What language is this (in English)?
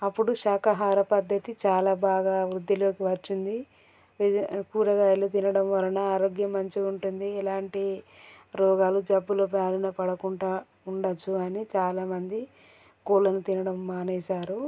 Telugu